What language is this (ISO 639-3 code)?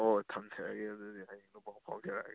mni